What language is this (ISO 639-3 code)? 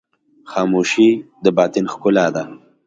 pus